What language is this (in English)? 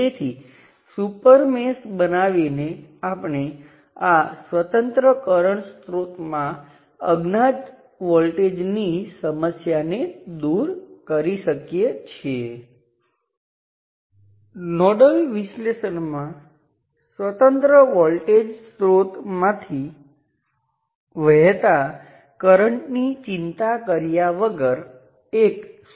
Gujarati